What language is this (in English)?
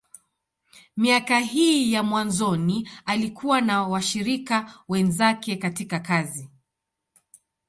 Swahili